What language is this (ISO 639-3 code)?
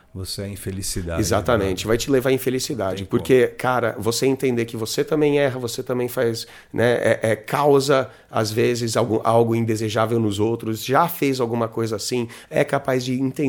por